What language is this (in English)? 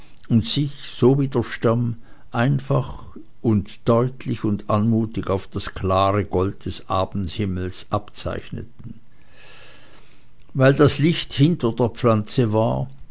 German